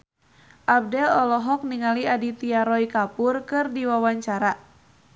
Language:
Sundanese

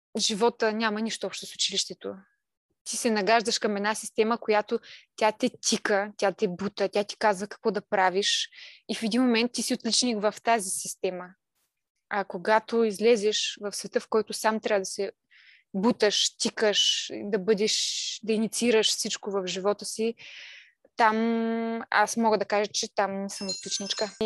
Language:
Bulgarian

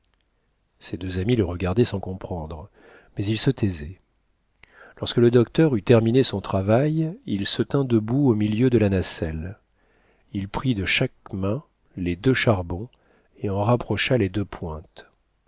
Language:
French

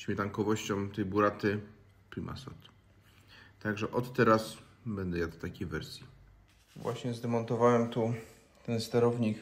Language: Polish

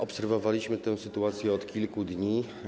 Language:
Polish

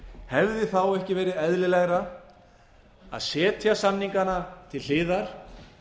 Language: Icelandic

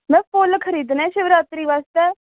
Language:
Dogri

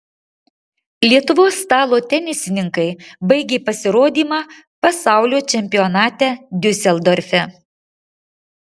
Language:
Lithuanian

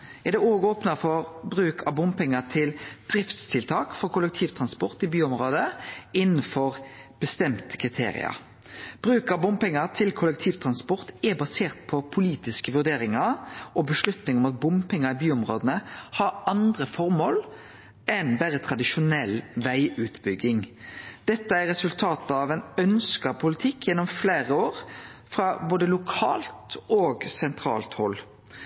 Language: Norwegian Nynorsk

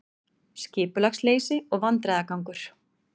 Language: Icelandic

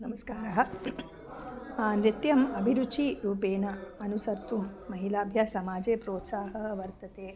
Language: Sanskrit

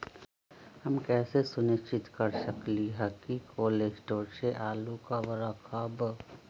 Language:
Magahi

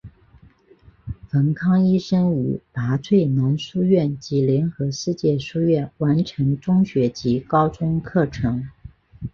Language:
Chinese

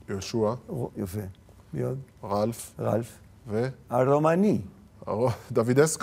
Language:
Hebrew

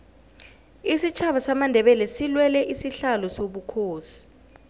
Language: South Ndebele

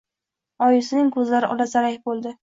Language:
Uzbek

